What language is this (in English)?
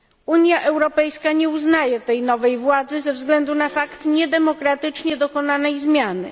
Polish